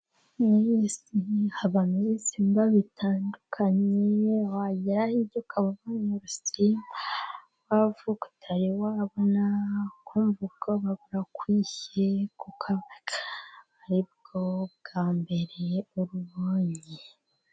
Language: Kinyarwanda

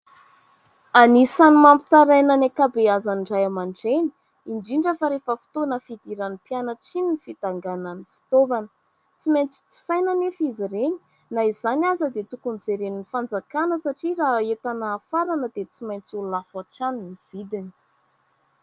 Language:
Malagasy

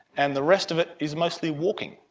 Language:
English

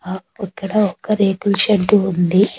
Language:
Telugu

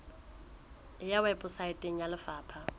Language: Southern Sotho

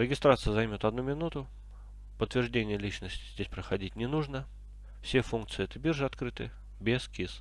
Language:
Russian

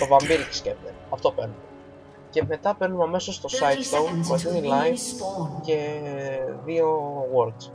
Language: Greek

